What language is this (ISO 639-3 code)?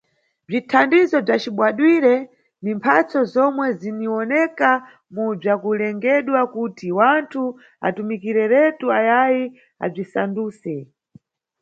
nyu